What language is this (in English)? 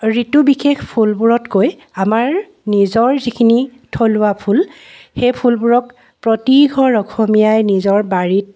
Assamese